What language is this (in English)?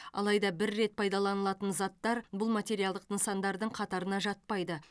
Kazakh